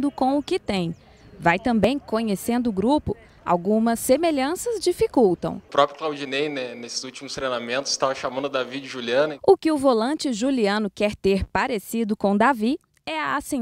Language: Portuguese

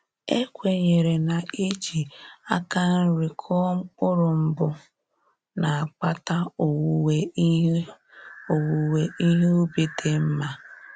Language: Igbo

